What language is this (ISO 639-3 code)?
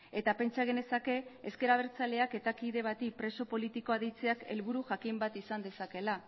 eus